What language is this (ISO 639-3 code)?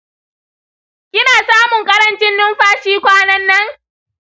hau